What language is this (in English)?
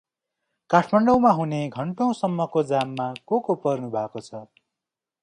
Nepali